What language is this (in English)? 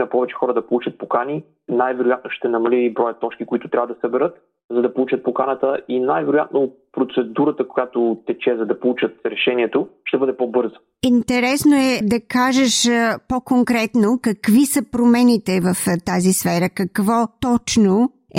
Bulgarian